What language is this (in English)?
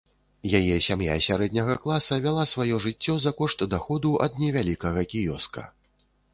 Belarusian